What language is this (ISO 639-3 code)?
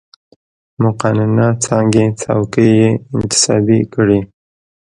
pus